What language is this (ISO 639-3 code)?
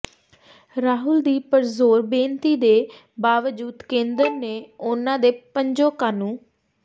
pan